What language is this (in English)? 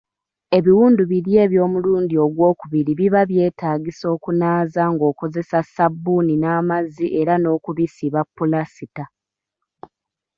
Ganda